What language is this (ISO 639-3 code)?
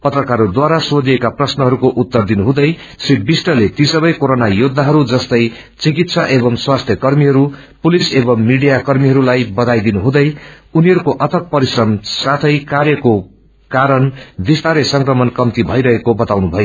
nep